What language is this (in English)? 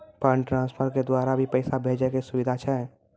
Maithili